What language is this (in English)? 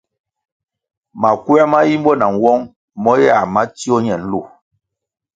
Kwasio